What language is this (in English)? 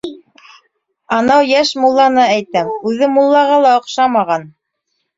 Bashkir